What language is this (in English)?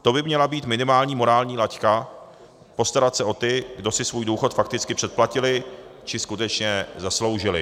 Czech